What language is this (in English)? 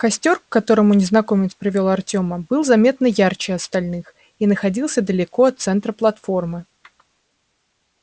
Russian